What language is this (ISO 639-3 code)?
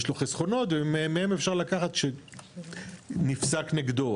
heb